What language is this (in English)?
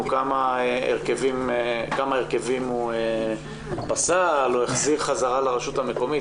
Hebrew